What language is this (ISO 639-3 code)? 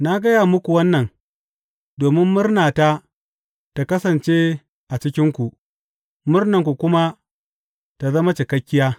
hau